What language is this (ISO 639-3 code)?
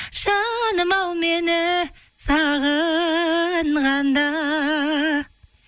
kaz